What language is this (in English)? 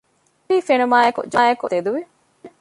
Divehi